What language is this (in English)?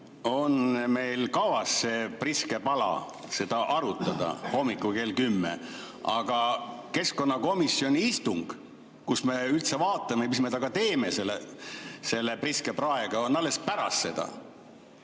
Estonian